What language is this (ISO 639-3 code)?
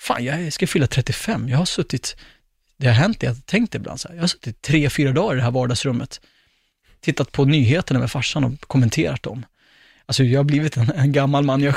swe